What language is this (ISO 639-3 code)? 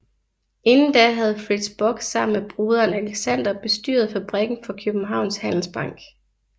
dan